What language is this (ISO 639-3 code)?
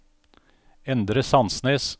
nor